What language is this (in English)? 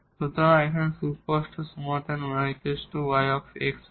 Bangla